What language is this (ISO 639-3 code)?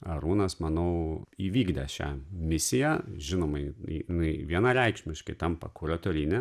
lit